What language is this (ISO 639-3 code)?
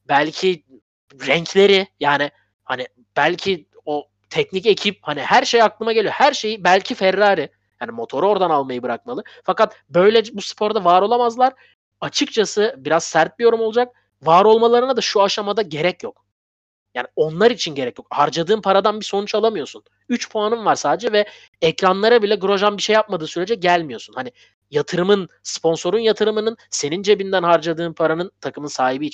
tur